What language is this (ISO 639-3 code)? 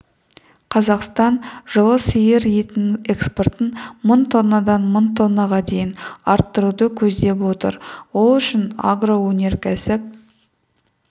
kaz